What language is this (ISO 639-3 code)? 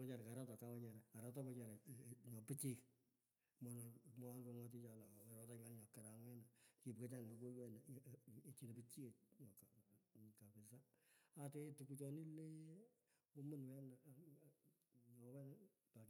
pko